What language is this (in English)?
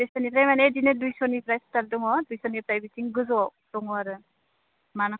Bodo